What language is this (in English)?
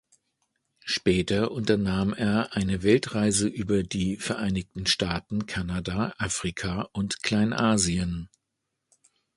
German